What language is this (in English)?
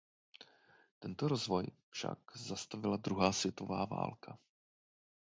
Czech